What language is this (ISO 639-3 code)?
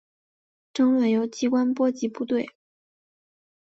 zho